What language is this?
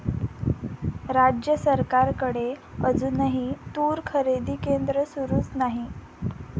Marathi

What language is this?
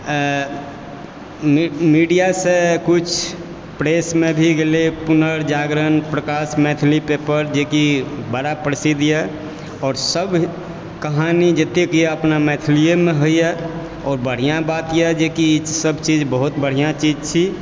Maithili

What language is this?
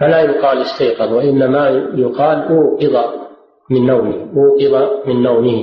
Arabic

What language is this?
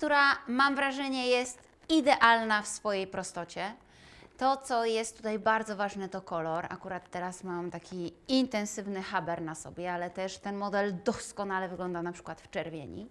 Polish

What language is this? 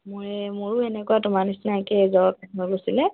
Assamese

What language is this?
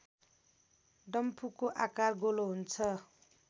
Nepali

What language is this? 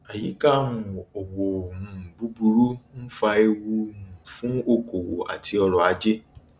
Yoruba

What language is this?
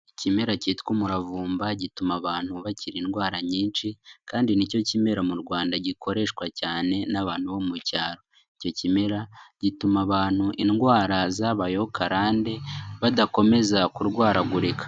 Kinyarwanda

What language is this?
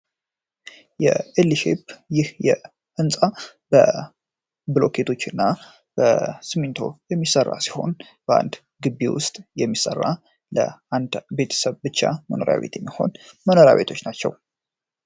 Amharic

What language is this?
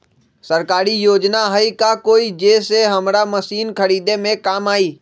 Magahi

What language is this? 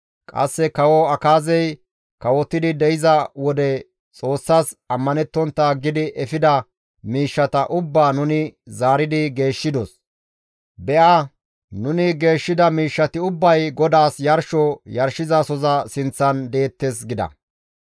Gamo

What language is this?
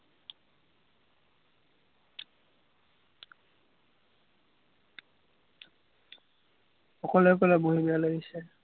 Assamese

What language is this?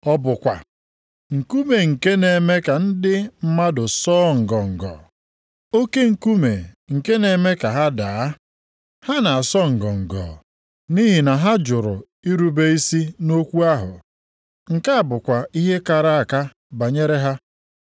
Igbo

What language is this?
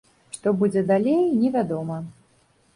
Belarusian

